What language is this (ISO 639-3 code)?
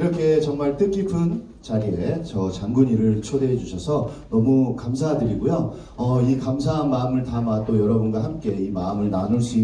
kor